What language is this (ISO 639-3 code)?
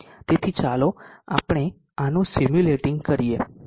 guj